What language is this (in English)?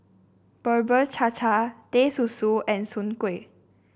English